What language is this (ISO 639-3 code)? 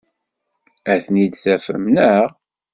kab